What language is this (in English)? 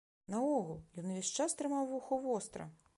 Belarusian